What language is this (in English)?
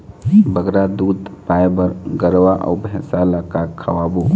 Chhattisgarhi